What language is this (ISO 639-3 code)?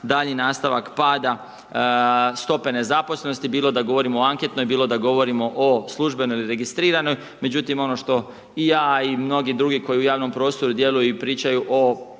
hrv